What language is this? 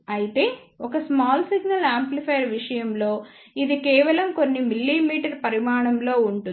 Telugu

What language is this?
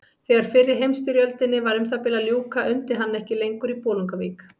Icelandic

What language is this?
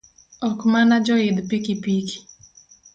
Luo (Kenya and Tanzania)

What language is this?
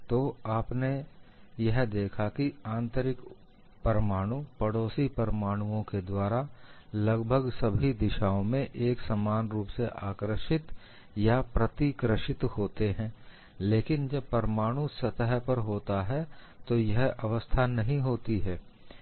Hindi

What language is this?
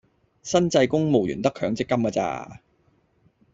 Cantonese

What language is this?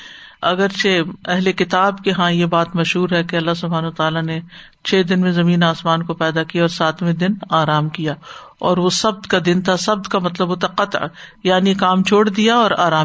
Urdu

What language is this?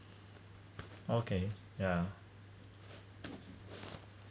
English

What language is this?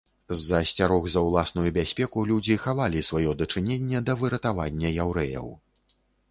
Belarusian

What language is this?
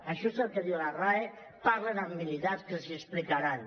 Catalan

